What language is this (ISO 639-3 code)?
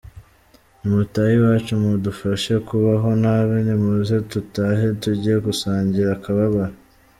kin